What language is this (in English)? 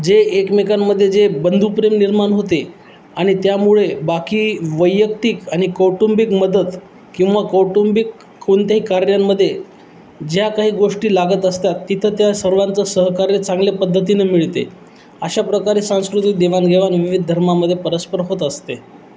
Marathi